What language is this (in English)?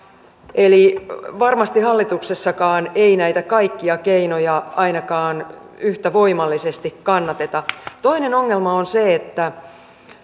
Finnish